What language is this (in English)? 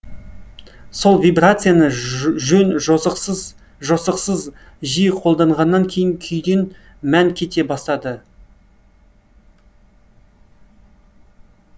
Kazakh